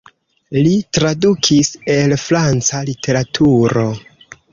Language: Esperanto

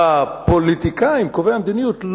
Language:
Hebrew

